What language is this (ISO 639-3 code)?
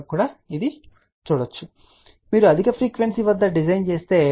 tel